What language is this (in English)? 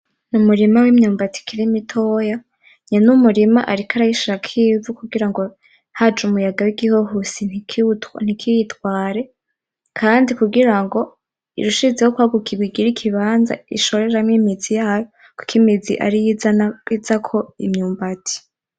Rundi